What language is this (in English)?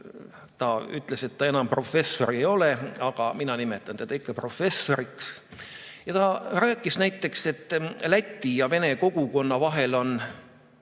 Estonian